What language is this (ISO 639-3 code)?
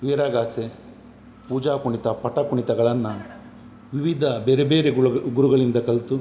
kan